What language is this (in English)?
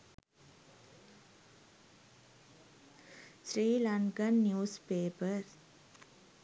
Sinhala